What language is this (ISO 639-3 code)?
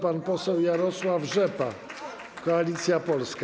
pol